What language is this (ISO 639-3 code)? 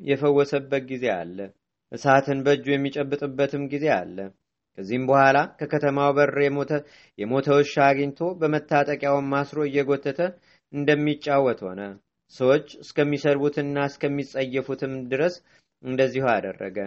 amh